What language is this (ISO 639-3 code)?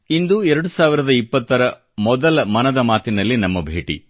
kan